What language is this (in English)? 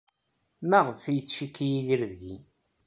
Kabyle